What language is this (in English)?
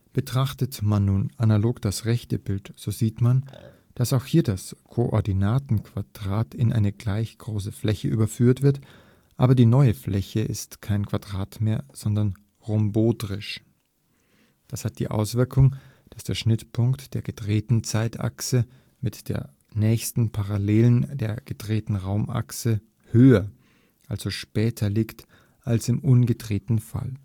German